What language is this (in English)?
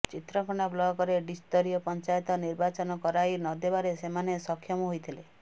Odia